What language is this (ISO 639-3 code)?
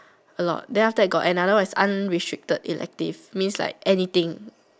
eng